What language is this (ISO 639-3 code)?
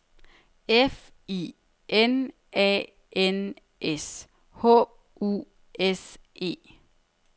dan